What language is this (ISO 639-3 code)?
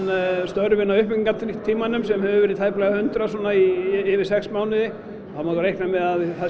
isl